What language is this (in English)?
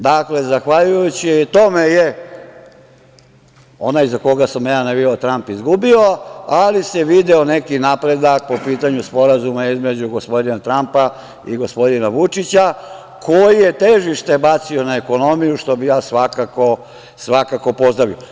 Serbian